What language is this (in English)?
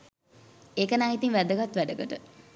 Sinhala